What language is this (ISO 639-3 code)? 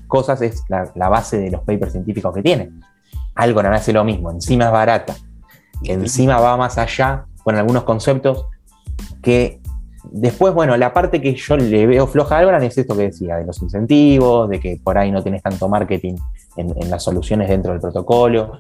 spa